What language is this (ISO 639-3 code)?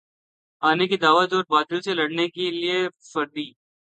urd